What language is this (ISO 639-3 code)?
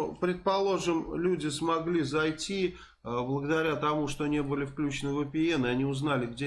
rus